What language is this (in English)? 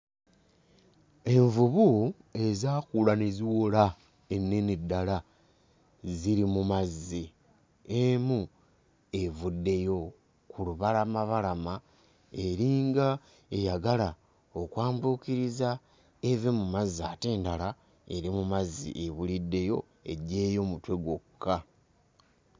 Ganda